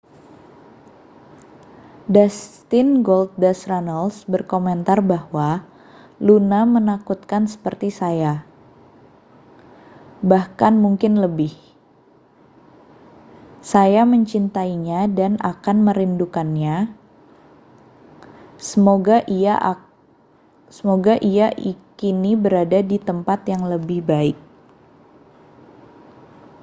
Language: Indonesian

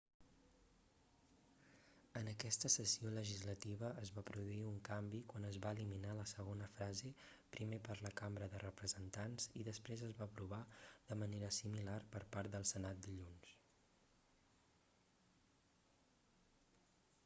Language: Catalan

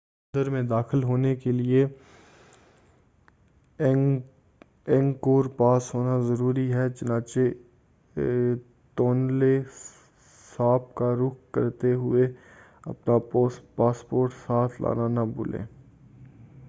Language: Urdu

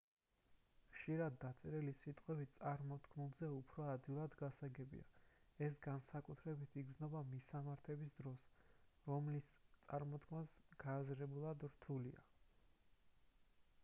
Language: Georgian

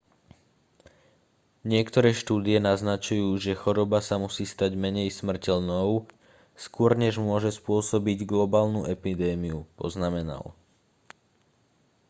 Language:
Slovak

